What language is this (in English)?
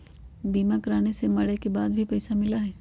Magahi